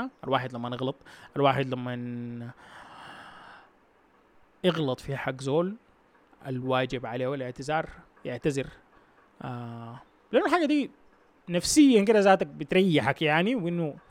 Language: Arabic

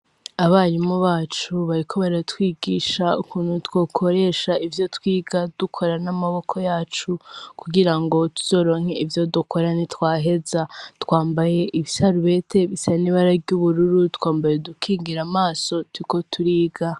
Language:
Rundi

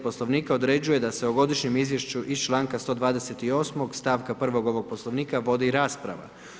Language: Croatian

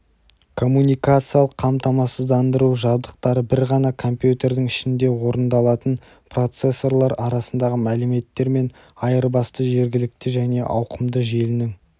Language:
Kazakh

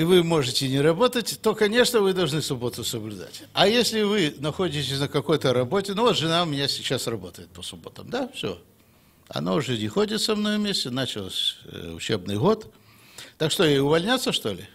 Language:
Russian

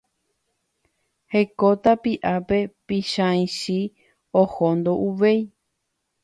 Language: Guarani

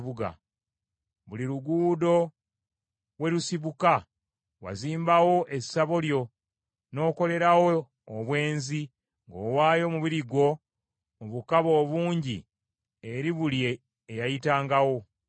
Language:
Ganda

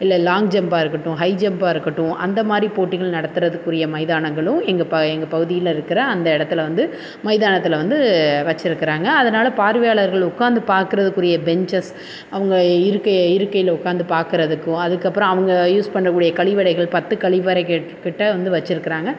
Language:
Tamil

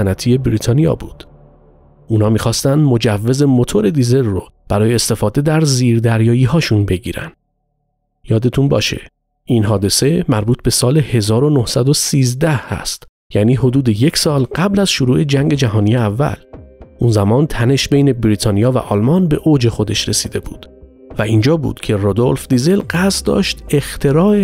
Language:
Persian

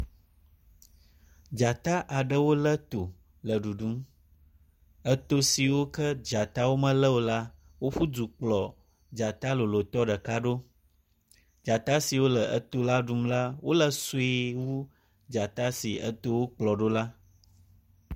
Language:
Ewe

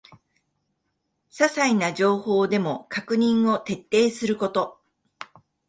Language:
Japanese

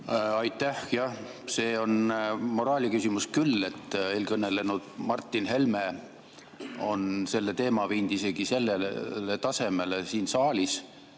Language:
Estonian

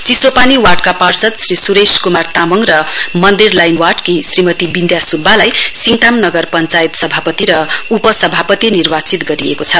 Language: Nepali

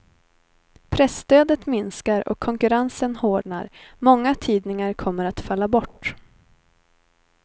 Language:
Swedish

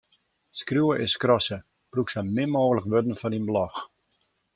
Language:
Western Frisian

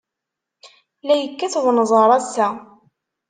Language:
Kabyle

